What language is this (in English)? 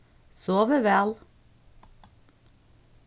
Faroese